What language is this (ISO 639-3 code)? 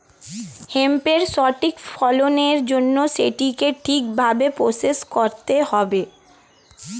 ben